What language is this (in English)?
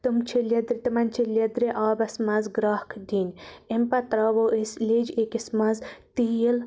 Kashmiri